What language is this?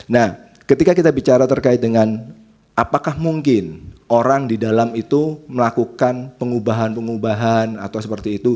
Indonesian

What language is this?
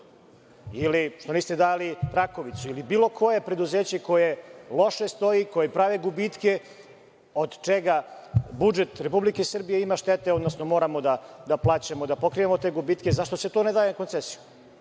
Serbian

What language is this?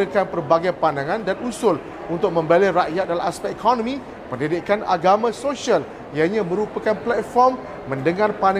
Malay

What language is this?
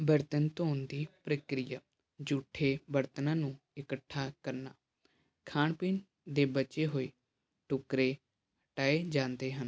Punjabi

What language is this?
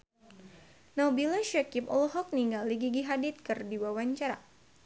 Sundanese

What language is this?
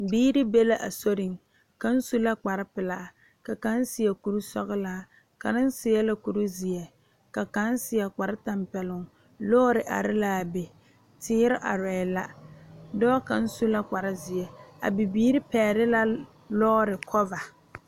Southern Dagaare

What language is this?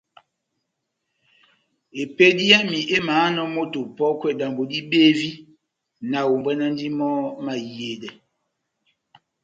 Batanga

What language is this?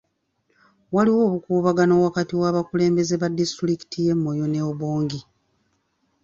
Ganda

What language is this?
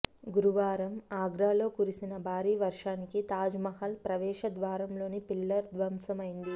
Telugu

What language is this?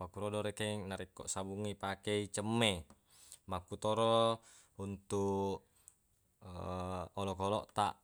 Buginese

